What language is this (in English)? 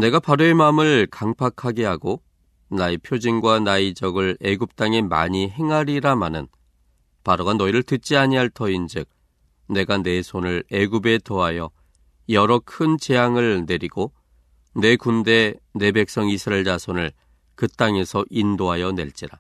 Korean